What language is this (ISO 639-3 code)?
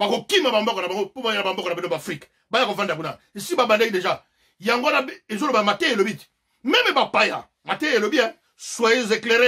fra